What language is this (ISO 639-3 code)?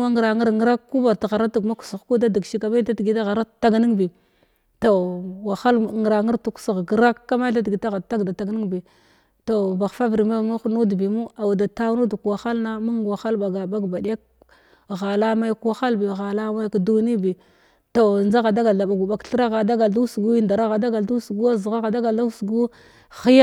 glw